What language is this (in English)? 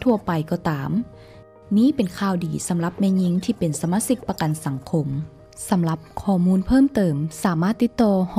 Thai